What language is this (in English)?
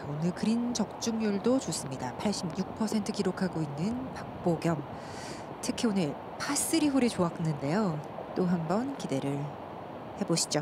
Korean